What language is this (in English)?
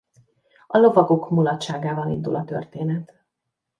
Hungarian